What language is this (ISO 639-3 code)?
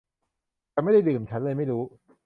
tha